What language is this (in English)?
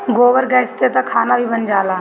Bhojpuri